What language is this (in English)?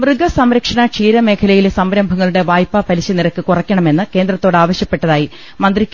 Malayalam